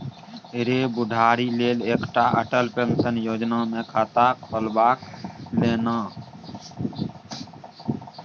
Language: Maithili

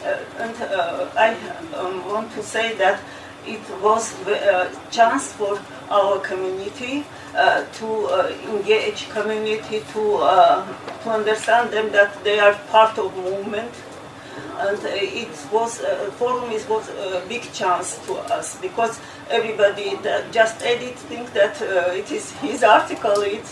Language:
English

